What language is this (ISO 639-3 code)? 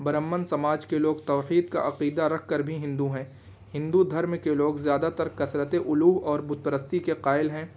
urd